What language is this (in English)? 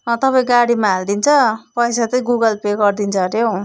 Nepali